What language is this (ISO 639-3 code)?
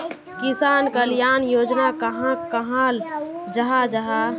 mag